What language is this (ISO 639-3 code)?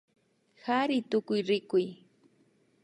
qvi